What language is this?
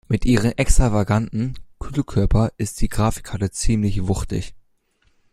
German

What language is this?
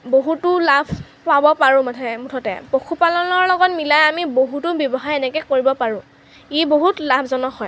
Assamese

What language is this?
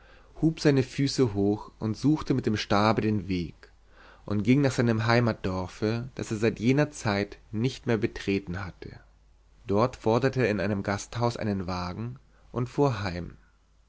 German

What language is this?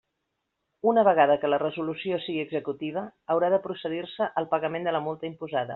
Catalan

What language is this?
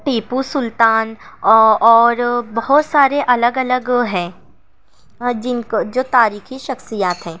Urdu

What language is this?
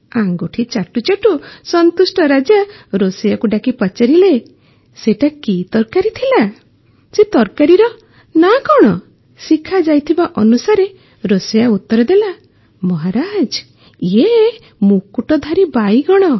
Odia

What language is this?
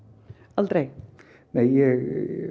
Icelandic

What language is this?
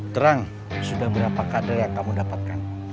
Indonesian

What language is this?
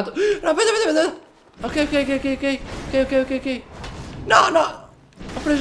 Italian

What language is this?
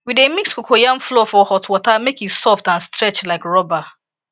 Nigerian Pidgin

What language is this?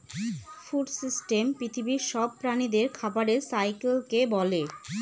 Bangla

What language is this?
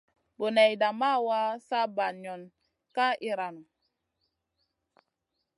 Masana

